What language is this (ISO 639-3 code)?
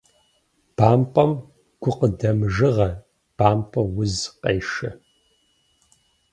kbd